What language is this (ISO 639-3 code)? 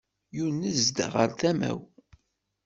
kab